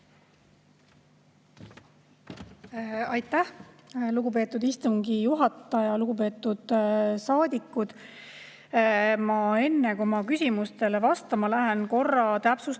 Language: Estonian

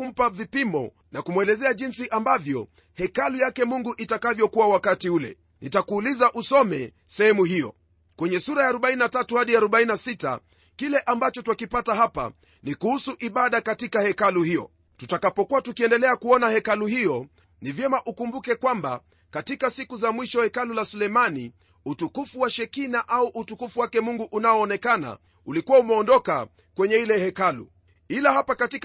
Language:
Swahili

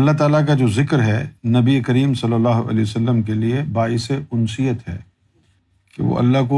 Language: Urdu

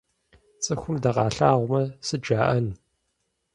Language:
Kabardian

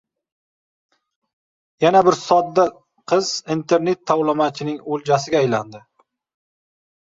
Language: Uzbek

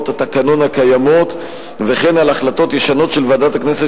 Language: Hebrew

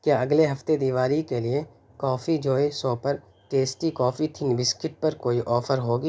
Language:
Urdu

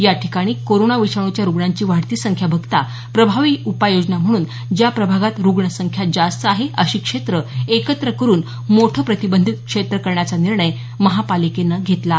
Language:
Marathi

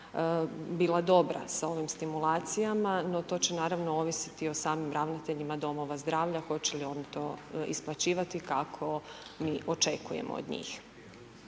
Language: Croatian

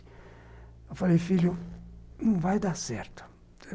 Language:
Portuguese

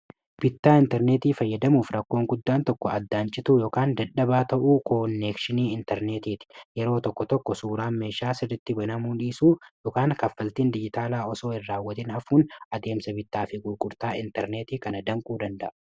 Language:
Oromo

